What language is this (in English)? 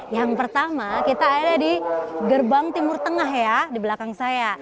Indonesian